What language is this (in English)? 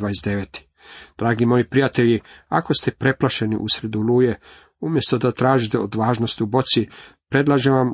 Croatian